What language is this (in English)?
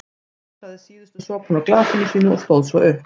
Icelandic